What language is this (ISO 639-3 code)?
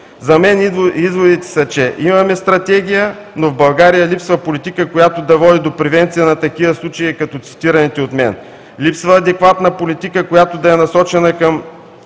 bul